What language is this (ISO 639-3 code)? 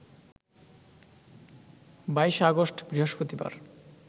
ben